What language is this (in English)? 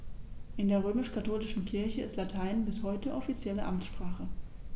German